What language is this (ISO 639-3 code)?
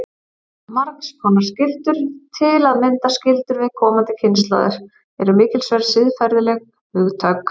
isl